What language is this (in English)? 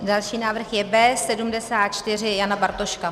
Czech